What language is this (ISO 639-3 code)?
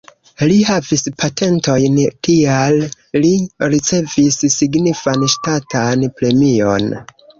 epo